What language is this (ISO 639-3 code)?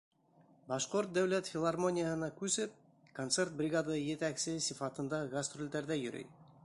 bak